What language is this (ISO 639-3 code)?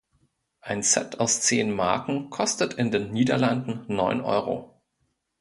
deu